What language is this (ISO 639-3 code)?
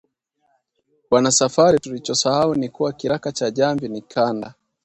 swa